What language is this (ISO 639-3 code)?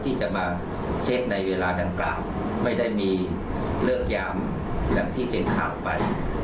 tha